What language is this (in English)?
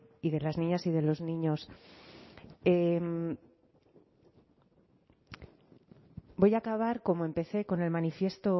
Spanish